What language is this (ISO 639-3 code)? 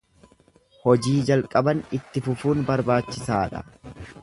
orm